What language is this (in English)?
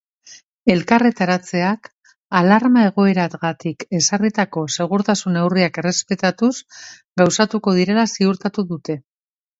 Basque